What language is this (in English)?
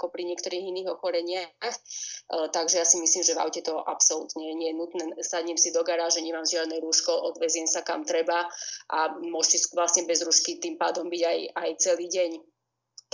Slovak